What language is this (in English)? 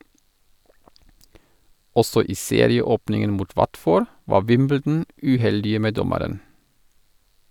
Norwegian